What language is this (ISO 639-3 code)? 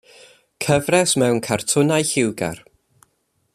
cym